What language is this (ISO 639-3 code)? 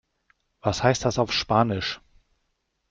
deu